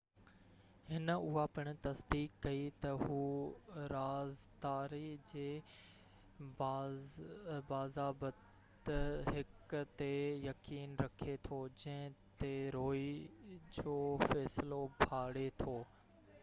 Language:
Sindhi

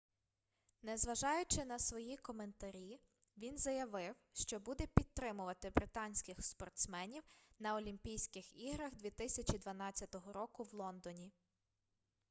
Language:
Ukrainian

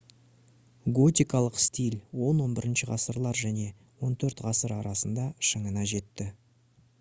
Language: Kazakh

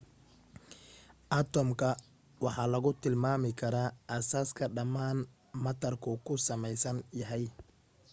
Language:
Somali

